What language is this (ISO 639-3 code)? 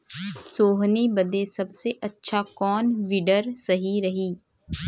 bho